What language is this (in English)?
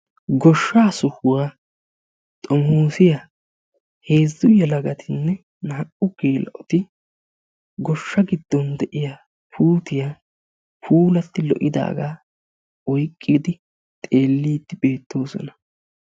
Wolaytta